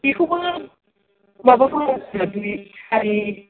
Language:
Bodo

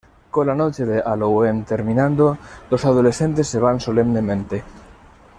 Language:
Spanish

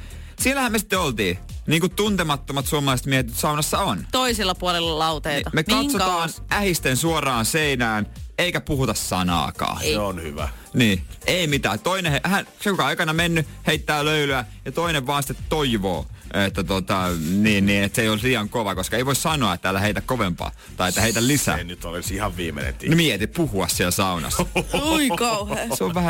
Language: Finnish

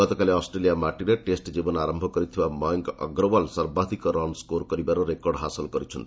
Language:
Odia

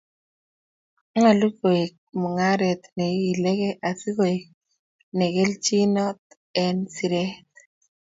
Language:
Kalenjin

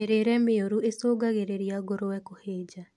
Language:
Kikuyu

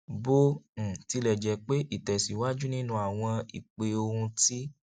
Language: Yoruba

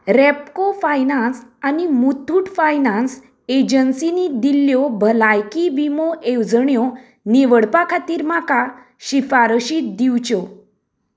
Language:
Konkani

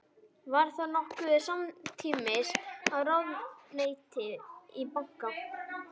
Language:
Icelandic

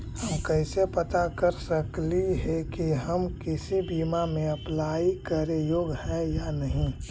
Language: Magahi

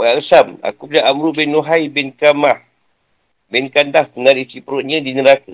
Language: Malay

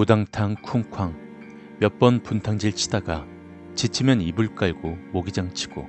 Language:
Korean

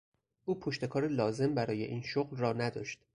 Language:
Persian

